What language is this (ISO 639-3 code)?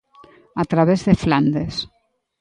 glg